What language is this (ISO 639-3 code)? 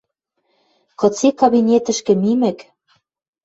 mrj